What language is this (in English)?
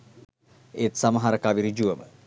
Sinhala